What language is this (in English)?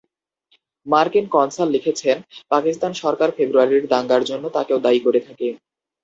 Bangla